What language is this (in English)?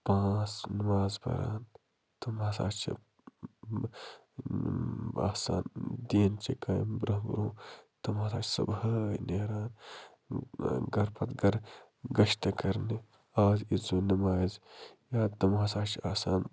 Kashmiri